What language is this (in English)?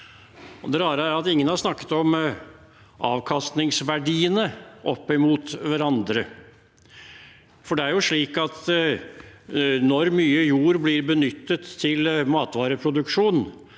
Norwegian